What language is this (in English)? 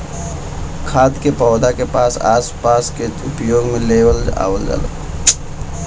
Bhojpuri